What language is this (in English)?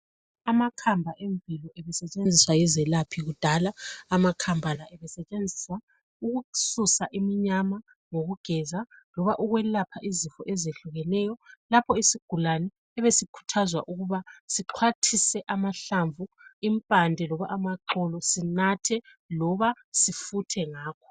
North Ndebele